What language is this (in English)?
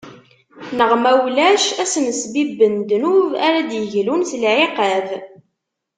Kabyle